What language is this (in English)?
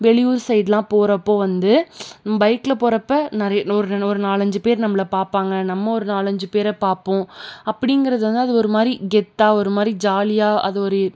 Tamil